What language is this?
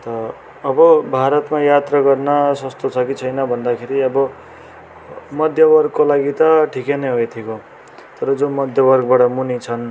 Nepali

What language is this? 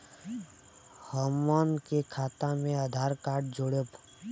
Bhojpuri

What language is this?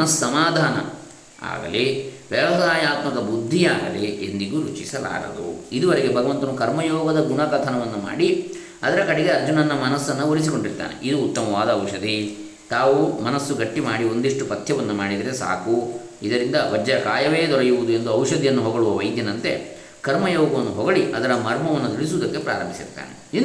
Kannada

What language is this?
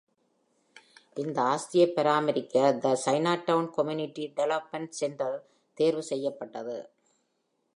Tamil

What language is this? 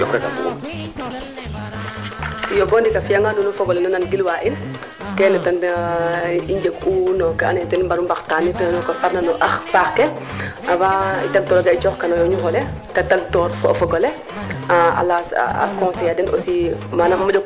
Serer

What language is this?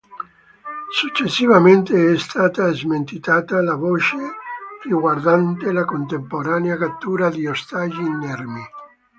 Italian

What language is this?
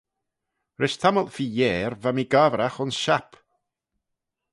Manx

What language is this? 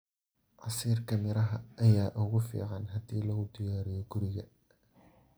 Somali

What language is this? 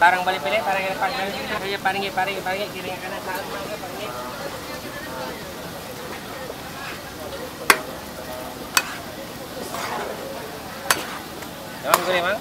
Malay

